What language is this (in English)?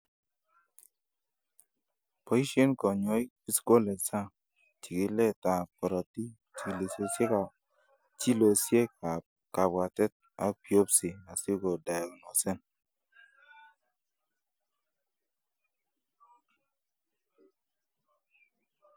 Kalenjin